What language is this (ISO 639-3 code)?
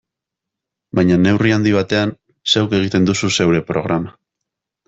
eus